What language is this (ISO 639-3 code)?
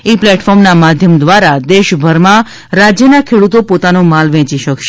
guj